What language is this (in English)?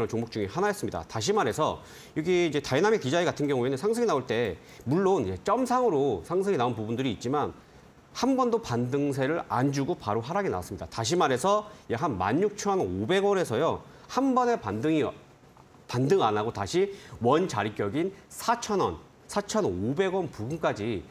Korean